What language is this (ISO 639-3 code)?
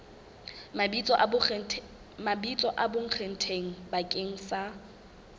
sot